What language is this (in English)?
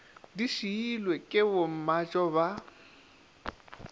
Northern Sotho